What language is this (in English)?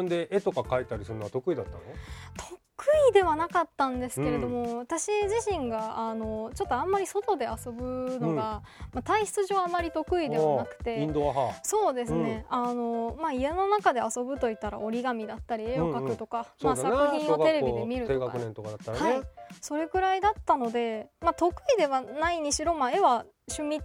Japanese